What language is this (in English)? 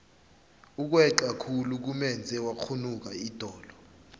South Ndebele